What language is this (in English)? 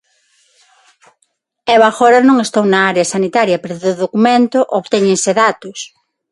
Galician